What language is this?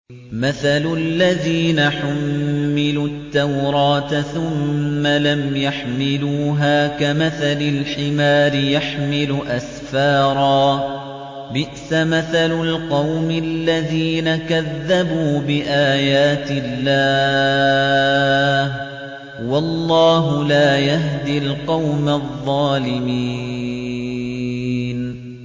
Arabic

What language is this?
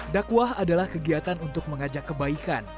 Indonesian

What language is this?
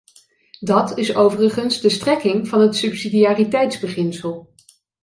Dutch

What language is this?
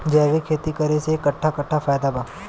Bhojpuri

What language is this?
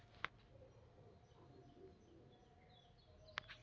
Kannada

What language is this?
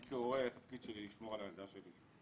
Hebrew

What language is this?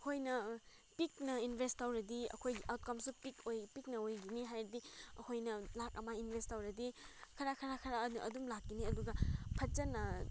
Manipuri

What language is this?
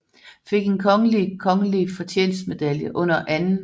Danish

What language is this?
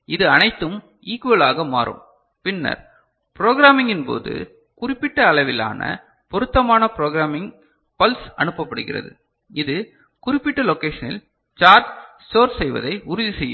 Tamil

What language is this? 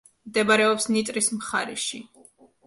Georgian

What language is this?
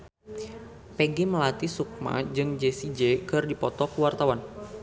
Sundanese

